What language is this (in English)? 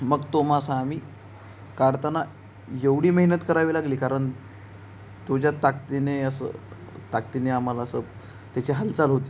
Marathi